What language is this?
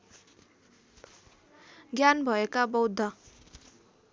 Nepali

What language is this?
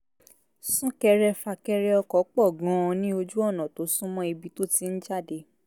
Yoruba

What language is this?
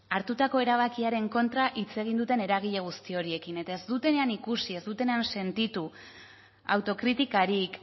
Basque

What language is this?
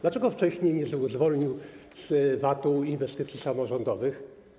Polish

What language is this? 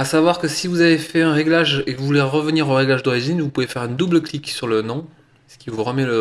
French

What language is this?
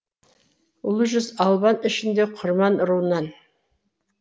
Kazakh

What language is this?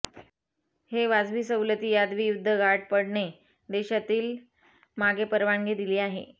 Marathi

